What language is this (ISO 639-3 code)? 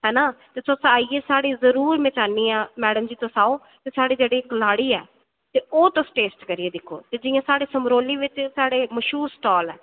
doi